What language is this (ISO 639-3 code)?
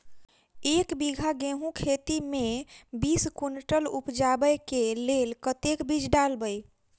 mai